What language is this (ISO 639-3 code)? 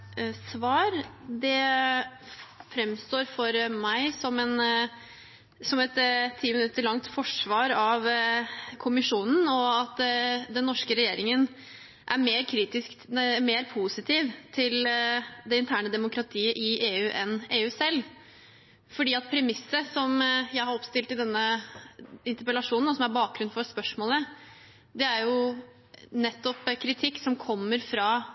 nob